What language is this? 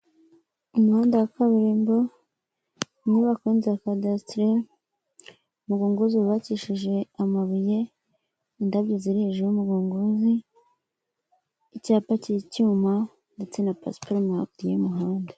Kinyarwanda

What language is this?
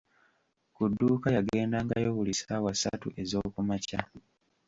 Ganda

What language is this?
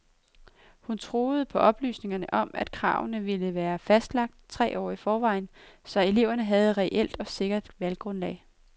Danish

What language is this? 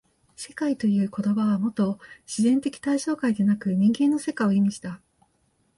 Japanese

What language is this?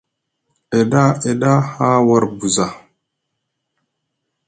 Musgu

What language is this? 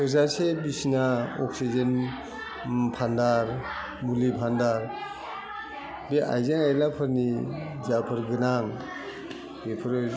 Bodo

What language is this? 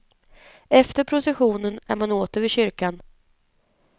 Swedish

